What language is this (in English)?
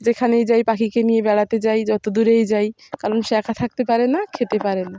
Bangla